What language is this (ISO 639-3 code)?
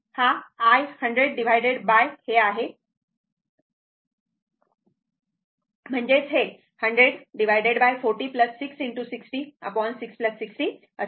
mar